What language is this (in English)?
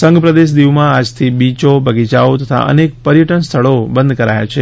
Gujarati